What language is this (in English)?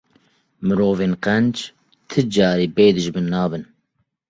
Kurdish